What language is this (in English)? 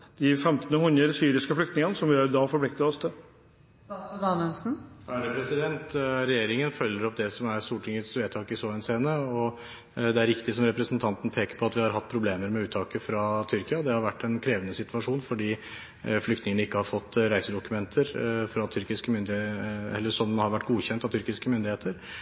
Norwegian Bokmål